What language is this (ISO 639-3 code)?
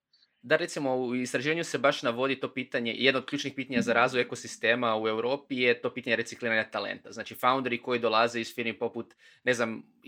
hrv